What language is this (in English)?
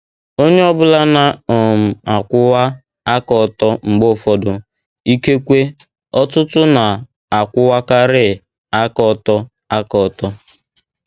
Igbo